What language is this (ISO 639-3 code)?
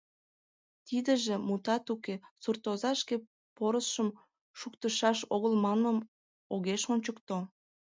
chm